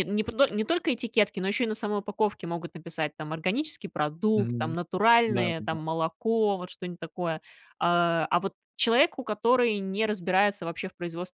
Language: Russian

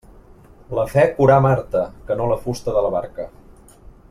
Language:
Catalan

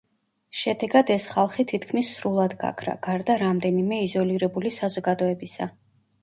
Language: Georgian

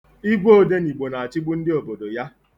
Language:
Igbo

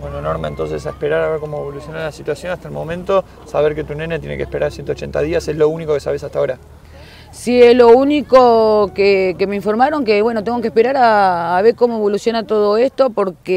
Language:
Spanish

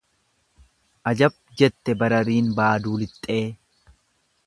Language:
Oromo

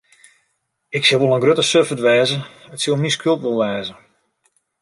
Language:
Western Frisian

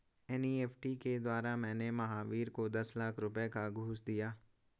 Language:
Hindi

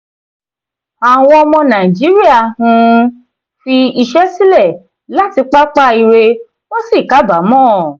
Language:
Yoruba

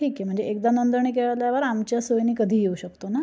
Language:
Marathi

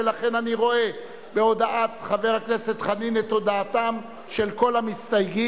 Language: Hebrew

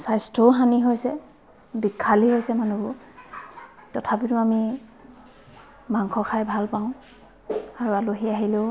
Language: Assamese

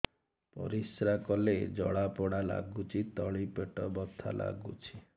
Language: Odia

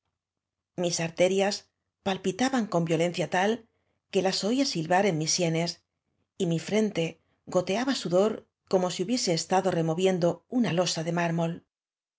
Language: Spanish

